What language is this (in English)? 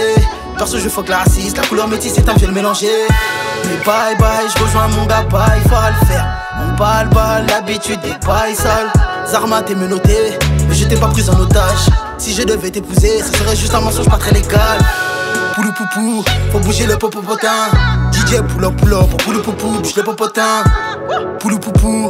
French